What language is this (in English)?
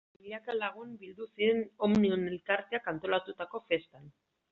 Basque